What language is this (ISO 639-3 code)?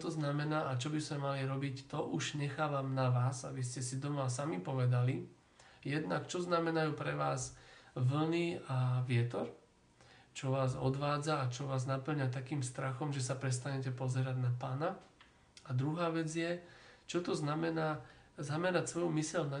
slk